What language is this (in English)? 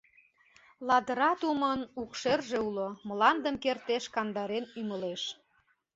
Mari